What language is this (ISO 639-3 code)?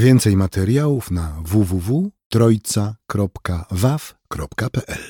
pol